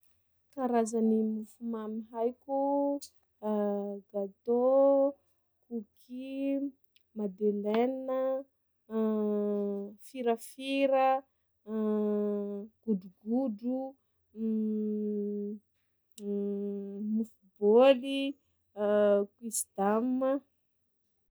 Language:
Sakalava Malagasy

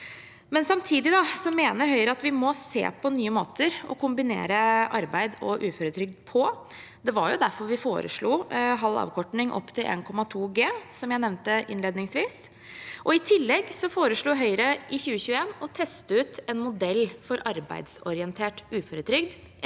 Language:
Norwegian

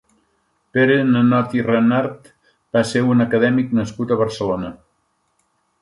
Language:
Catalan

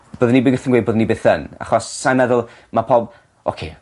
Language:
Welsh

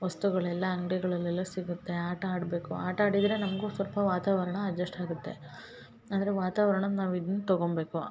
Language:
Kannada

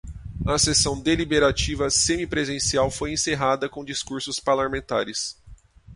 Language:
Portuguese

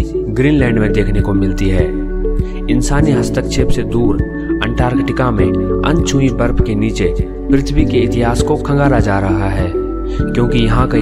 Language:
Hindi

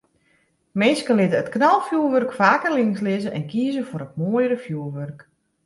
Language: Western Frisian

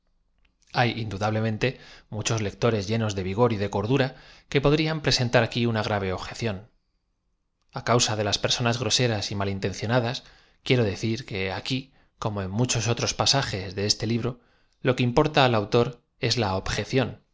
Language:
Spanish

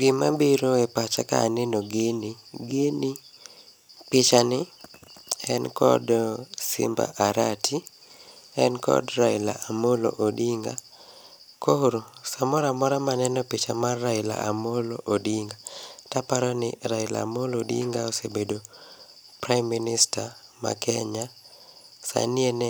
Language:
Luo (Kenya and Tanzania)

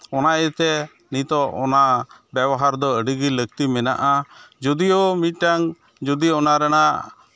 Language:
Santali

